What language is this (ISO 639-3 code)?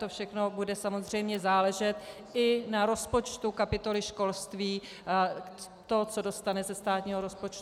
ces